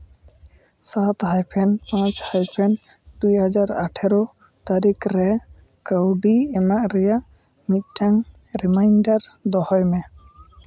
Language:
Santali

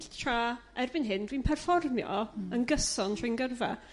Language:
Welsh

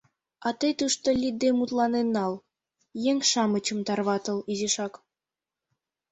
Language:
Mari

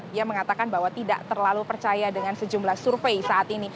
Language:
Indonesian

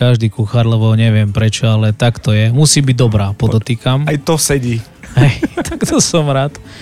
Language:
Slovak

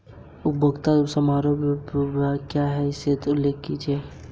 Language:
Hindi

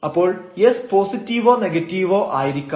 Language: Malayalam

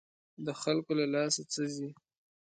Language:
Pashto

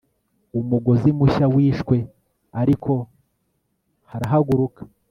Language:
Kinyarwanda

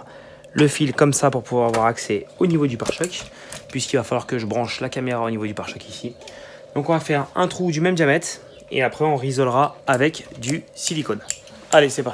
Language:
French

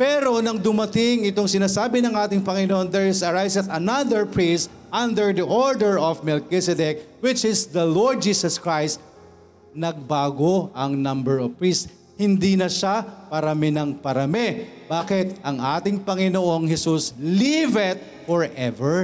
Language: Filipino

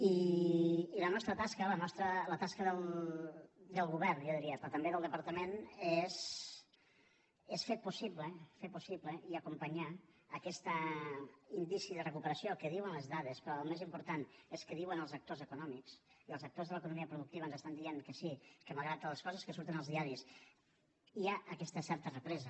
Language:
Catalan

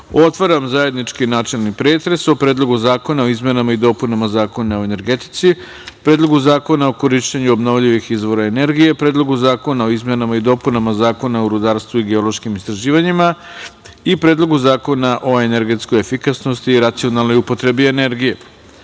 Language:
Serbian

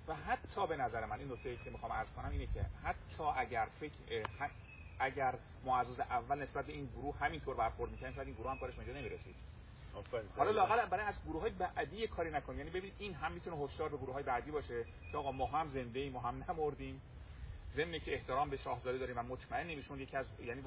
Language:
Persian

